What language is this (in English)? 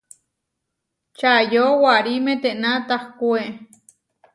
Huarijio